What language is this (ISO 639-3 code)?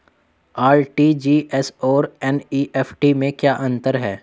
hin